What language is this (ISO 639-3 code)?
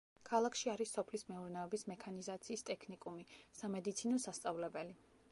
kat